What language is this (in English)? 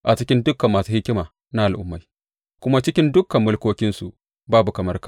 Hausa